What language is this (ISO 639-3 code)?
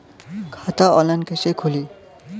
bho